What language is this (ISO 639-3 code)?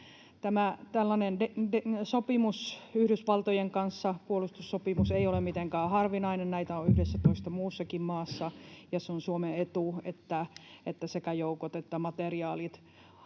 fin